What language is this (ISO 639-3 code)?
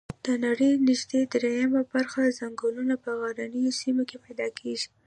pus